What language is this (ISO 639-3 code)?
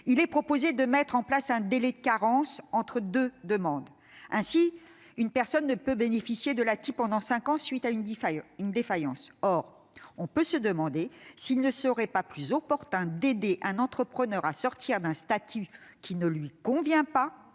fra